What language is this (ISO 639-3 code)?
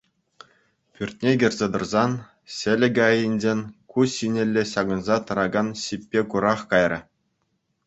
chv